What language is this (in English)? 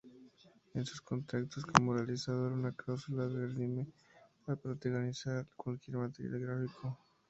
Spanish